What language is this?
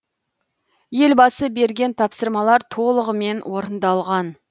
Kazakh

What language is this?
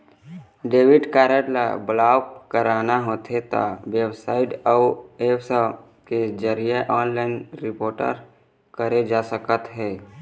Chhattisgarhi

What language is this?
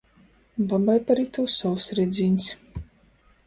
Latgalian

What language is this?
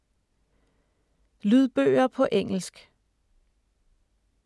Danish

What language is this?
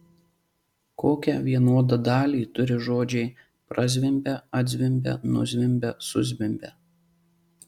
Lithuanian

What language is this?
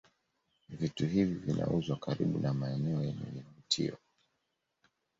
Swahili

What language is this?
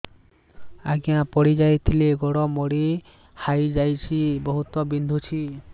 Odia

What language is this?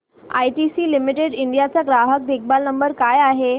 Marathi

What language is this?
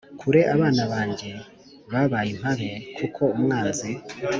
Kinyarwanda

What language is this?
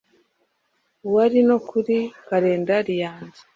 Kinyarwanda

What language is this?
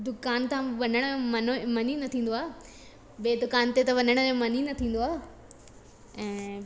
Sindhi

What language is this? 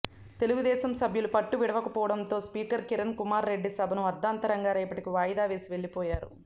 Telugu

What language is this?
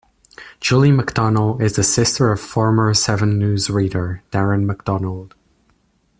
English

